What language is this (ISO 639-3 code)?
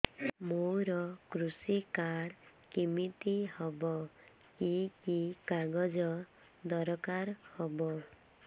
ori